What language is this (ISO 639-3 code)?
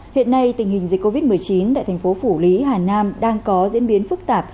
vie